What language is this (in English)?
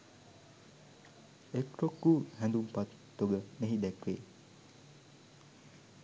Sinhala